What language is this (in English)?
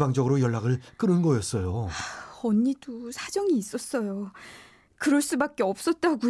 Korean